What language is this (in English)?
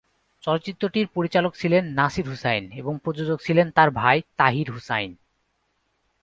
Bangla